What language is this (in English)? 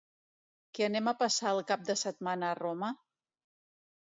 Catalan